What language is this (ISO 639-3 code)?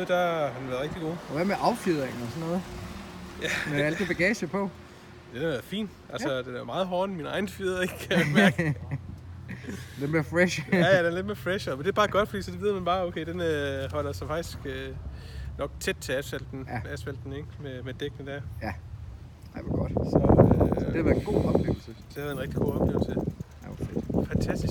dan